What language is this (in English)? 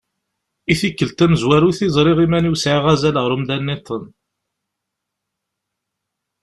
Kabyle